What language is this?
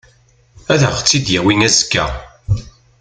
Kabyle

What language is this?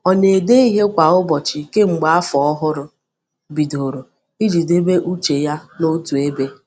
Igbo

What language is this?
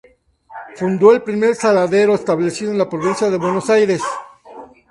Spanish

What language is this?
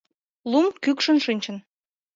Mari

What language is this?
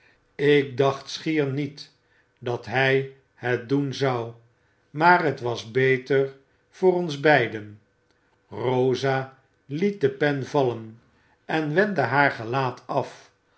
Dutch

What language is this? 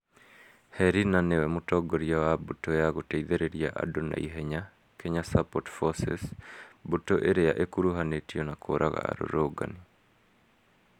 Kikuyu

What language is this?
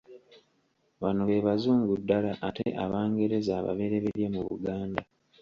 Ganda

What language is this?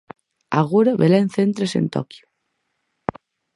Galician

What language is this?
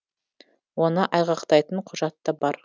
Kazakh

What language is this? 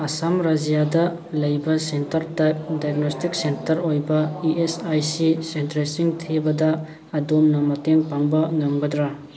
Manipuri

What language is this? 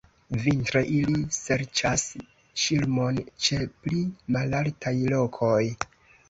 Esperanto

